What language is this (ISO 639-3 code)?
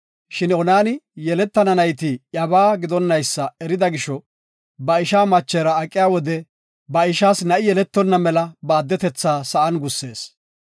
gof